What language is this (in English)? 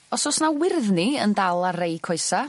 Welsh